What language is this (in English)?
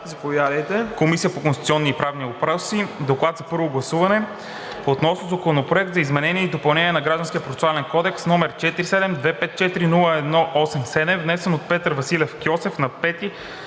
Bulgarian